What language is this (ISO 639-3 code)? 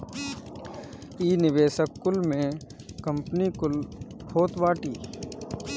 bho